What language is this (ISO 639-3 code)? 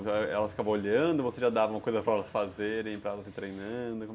por